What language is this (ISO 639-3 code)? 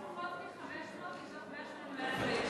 heb